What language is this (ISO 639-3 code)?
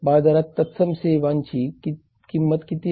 mar